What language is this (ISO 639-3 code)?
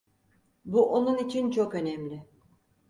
tur